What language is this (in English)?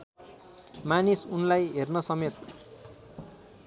Nepali